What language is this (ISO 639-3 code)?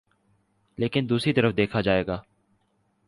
urd